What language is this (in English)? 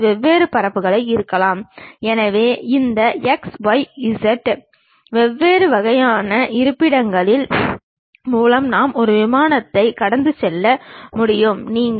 Tamil